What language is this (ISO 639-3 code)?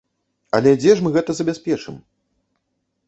bel